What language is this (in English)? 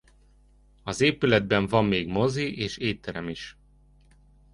Hungarian